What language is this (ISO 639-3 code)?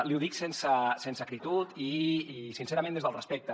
cat